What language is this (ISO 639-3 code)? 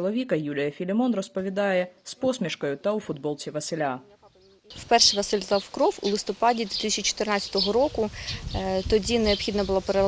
ukr